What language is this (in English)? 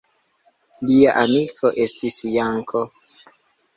Esperanto